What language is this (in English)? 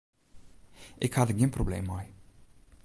Western Frisian